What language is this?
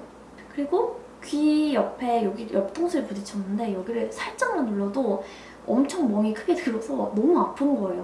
Korean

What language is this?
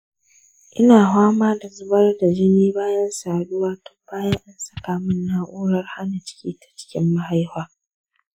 Hausa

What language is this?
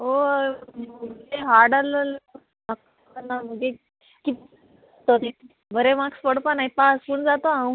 Konkani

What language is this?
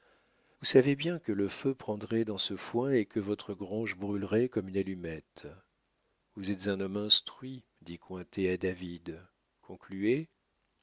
French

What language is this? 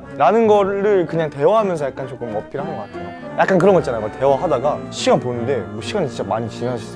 Korean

